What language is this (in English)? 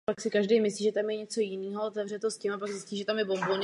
Czech